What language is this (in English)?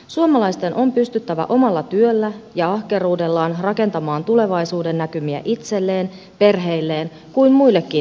Finnish